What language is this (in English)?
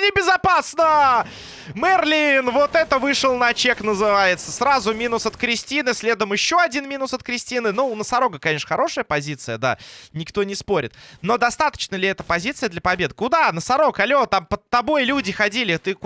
Russian